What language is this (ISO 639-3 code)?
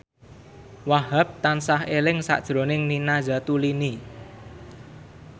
jav